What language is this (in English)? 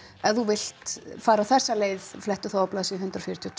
Icelandic